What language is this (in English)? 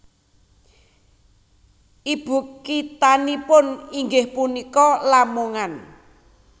Javanese